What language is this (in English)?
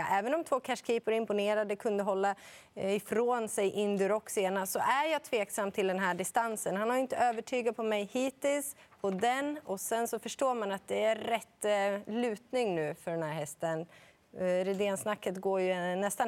Swedish